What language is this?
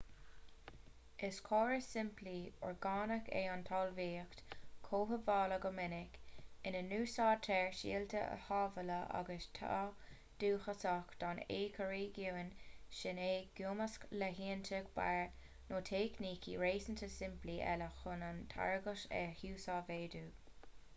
Irish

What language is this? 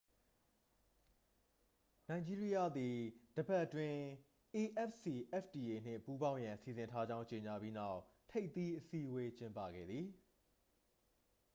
Burmese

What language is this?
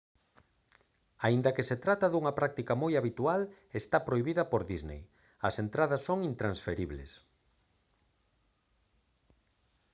Galician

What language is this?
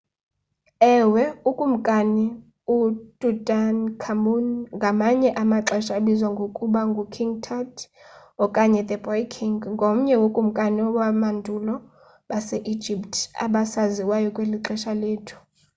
Xhosa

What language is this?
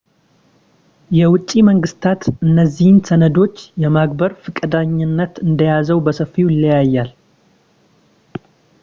Amharic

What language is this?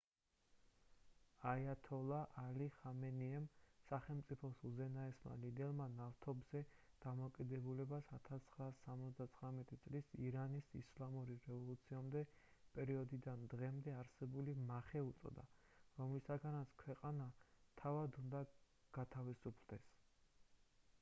Georgian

